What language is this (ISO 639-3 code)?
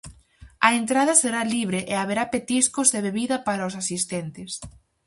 glg